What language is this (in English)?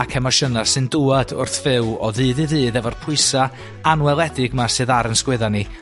Welsh